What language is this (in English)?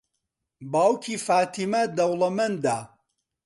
Central Kurdish